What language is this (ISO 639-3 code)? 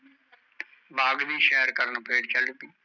pan